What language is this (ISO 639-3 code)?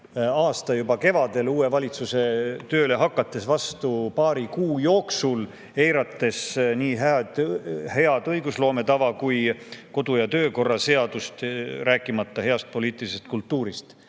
est